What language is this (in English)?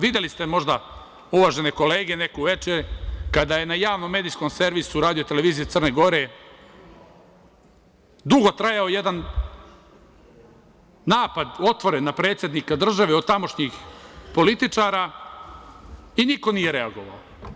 Serbian